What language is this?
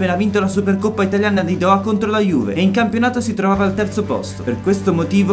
Italian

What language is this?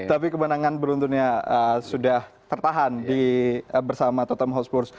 Indonesian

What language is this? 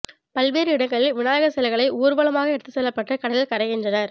Tamil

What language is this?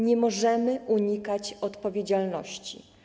Polish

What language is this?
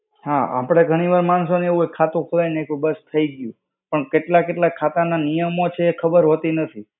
Gujarati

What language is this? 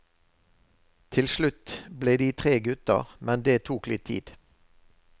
Norwegian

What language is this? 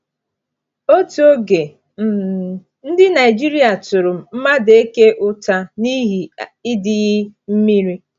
Igbo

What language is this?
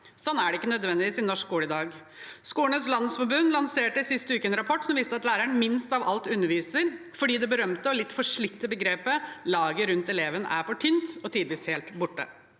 Norwegian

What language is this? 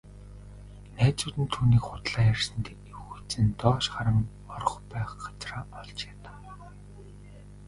Mongolian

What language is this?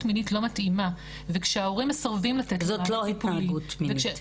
Hebrew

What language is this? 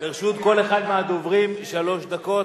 Hebrew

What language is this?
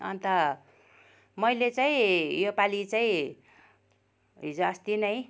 Nepali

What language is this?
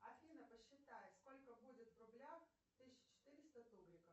Russian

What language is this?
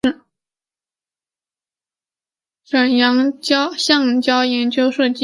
Chinese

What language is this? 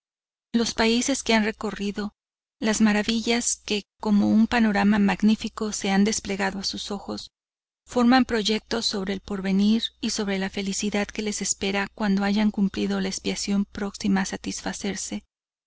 Spanish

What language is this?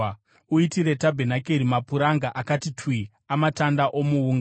Shona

